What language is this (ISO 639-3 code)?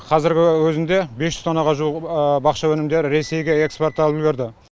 kaz